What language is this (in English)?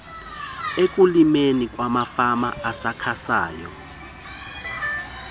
Xhosa